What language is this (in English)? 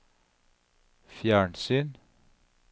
Norwegian